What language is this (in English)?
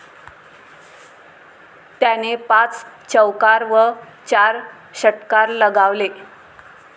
Marathi